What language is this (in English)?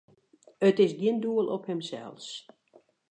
Western Frisian